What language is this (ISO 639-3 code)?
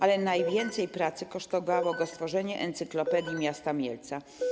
pol